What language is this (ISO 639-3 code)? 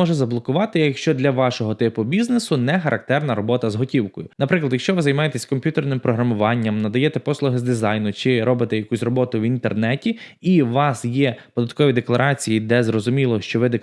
ukr